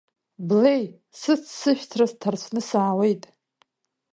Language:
Abkhazian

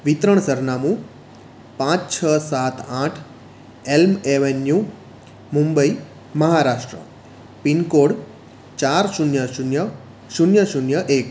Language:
Gujarati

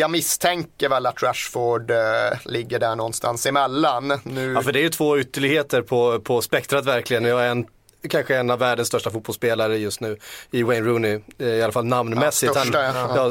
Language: Swedish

